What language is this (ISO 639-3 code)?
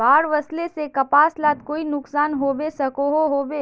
mag